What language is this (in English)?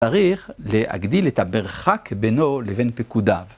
Hebrew